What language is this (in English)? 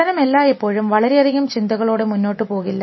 Malayalam